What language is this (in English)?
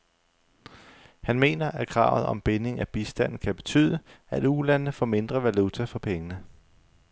Danish